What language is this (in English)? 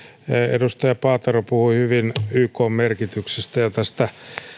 Finnish